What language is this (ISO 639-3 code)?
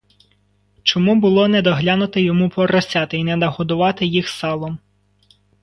ukr